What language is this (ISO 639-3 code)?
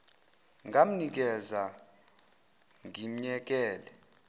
zul